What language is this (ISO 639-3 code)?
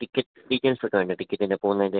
mal